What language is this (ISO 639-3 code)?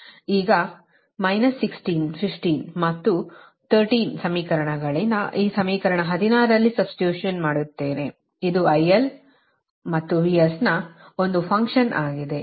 kan